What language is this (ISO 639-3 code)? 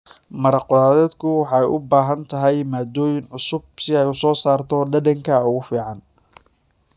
som